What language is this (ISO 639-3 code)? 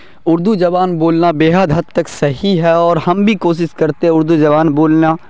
urd